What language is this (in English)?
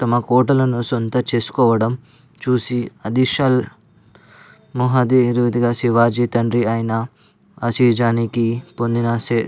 Telugu